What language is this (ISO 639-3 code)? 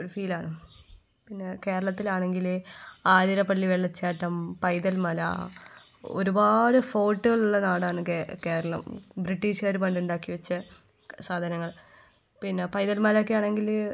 mal